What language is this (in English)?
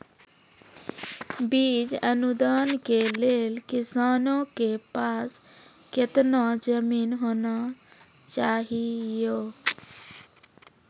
Maithili